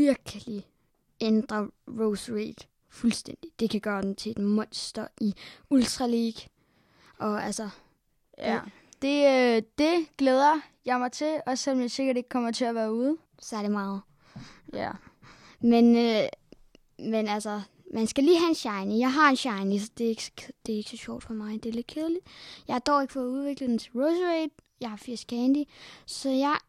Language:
Danish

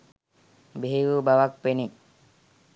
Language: Sinhala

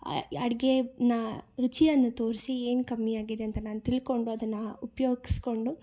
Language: Kannada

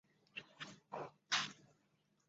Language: Chinese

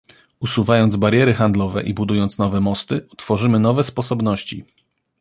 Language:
Polish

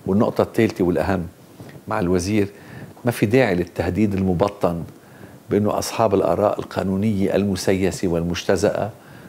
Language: Arabic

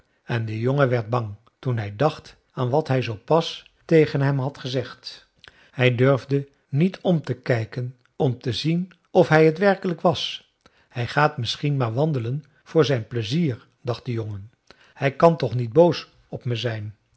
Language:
Dutch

